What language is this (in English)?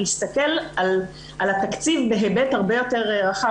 Hebrew